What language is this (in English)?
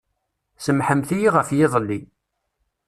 Kabyle